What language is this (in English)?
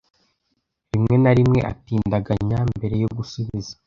Kinyarwanda